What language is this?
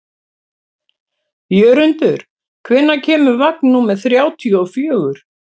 Icelandic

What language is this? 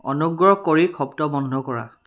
Assamese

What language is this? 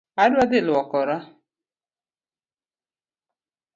Luo (Kenya and Tanzania)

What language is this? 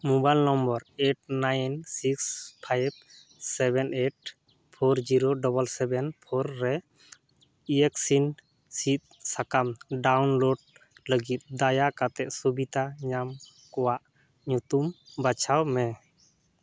Santali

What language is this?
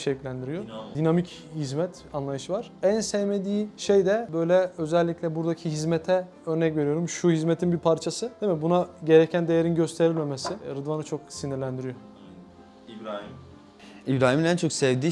Turkish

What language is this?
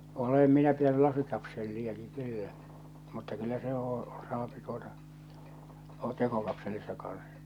Finnish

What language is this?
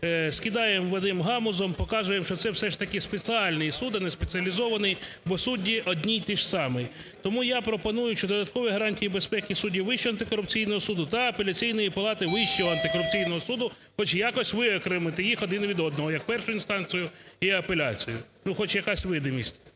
Ukrainian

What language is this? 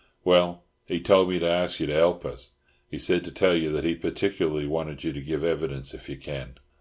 English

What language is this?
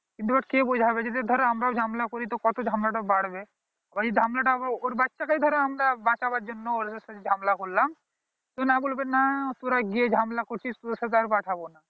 Bangla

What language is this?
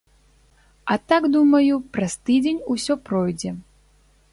Belarusian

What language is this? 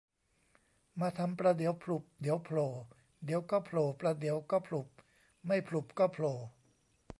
Thai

